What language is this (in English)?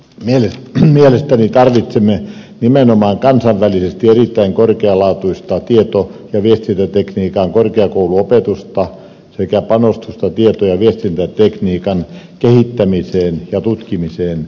Finnish